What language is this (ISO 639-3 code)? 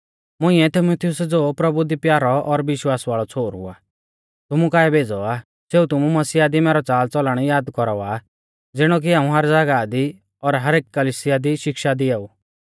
bfz